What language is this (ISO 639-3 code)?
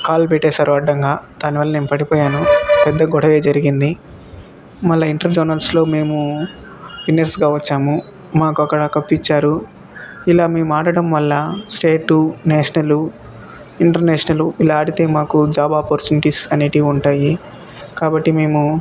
tel